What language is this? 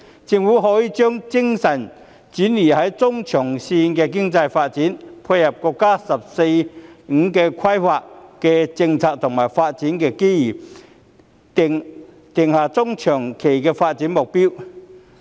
Cantonese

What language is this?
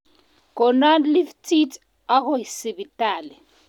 Kalenjin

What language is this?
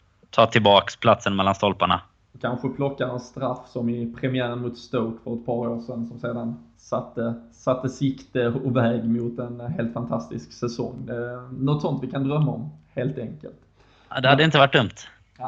Swedish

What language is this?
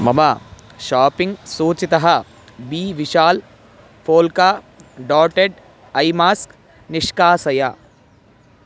Sanskrit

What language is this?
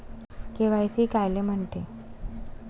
Marathi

